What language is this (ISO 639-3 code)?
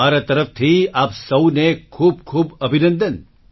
guj